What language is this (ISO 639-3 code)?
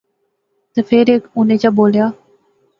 phr